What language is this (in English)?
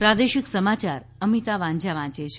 Gujarati